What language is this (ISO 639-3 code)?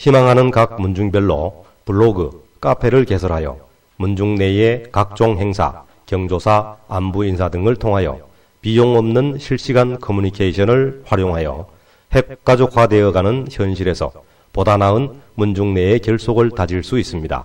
kor